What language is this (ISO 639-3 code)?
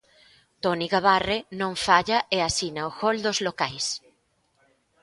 glg